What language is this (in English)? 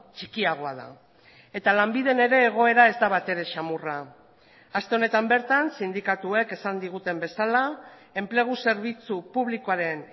Basque